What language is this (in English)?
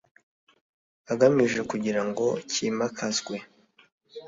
Kinyarwanda